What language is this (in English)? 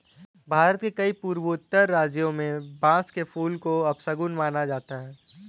Hindi